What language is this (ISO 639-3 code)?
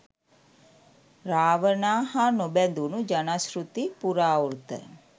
sin